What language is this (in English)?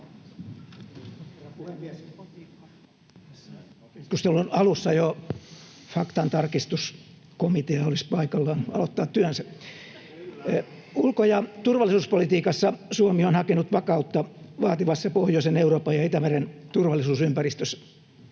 Finnish